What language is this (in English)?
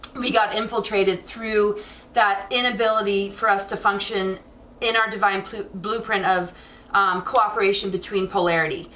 English